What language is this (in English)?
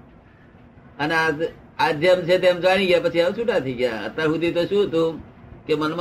Gujarati